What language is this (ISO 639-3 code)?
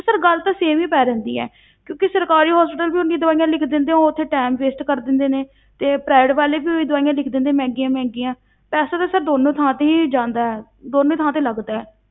pan